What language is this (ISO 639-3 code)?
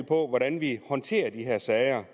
dan